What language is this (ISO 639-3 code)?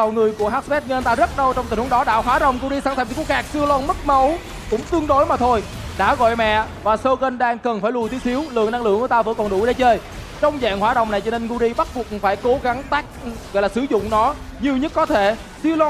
vie